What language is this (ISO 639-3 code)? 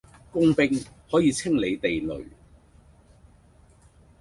yue